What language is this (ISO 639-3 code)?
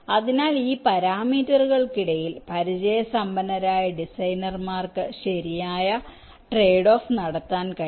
mal